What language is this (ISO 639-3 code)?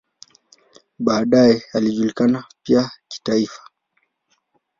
swa